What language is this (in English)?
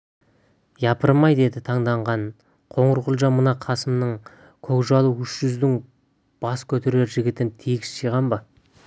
Kazakh